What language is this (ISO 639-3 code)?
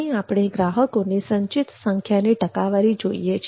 guj